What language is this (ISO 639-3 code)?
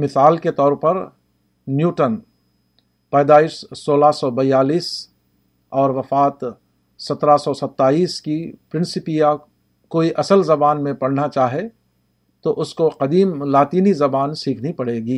urd